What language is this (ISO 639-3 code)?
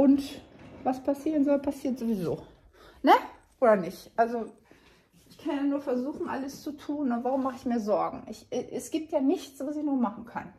deu